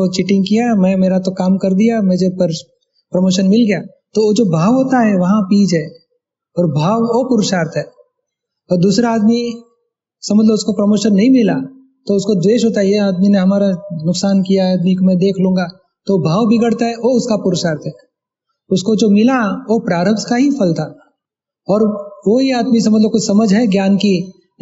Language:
Hindi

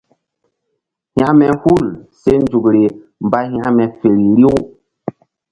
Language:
Mbum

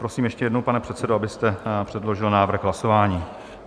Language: Czech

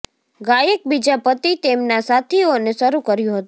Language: Gujarati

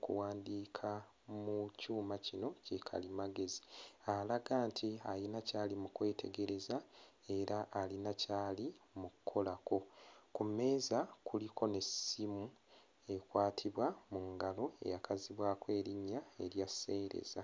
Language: Ganda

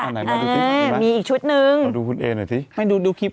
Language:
Thai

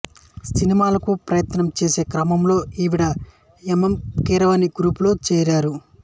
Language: Telugu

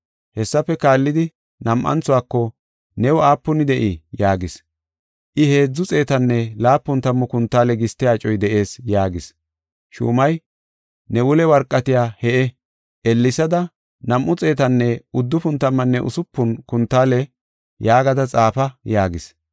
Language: Gofa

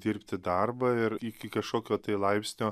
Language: Lithuanian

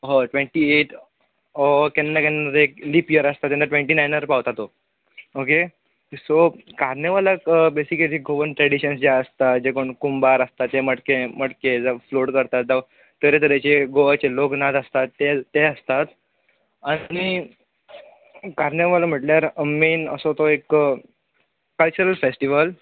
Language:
Konkani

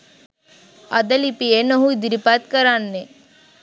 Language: Sinhala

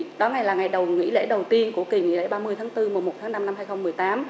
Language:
Vietnamese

